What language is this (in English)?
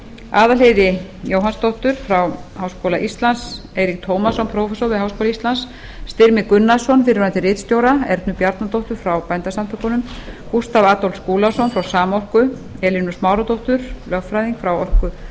Icelandic